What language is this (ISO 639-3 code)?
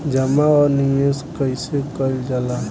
bho